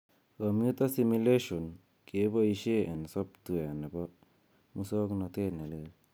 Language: Kalenjin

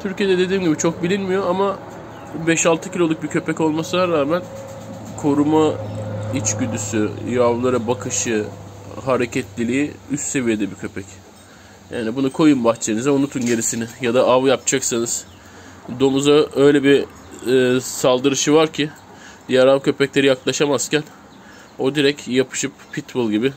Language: Turkish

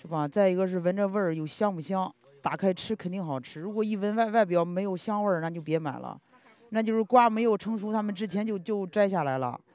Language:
Chinese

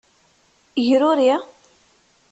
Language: Kabyle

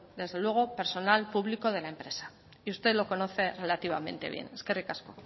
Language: Spanish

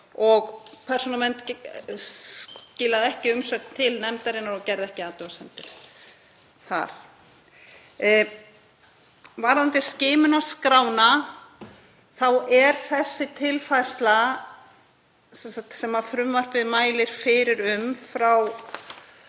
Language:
Icelandic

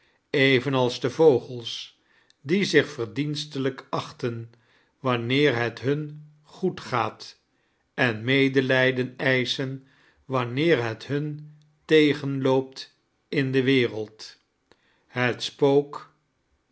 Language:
Dutch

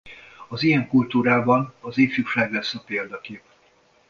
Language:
Hungarian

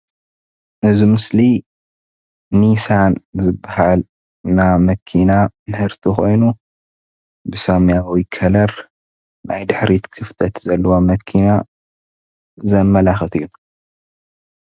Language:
Tigrinya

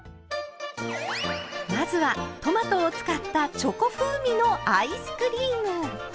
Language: Japanese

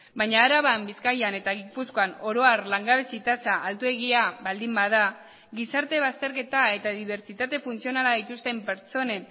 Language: Basque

